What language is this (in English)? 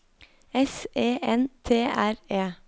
Norwegian